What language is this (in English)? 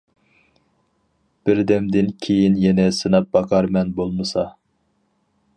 Uyghur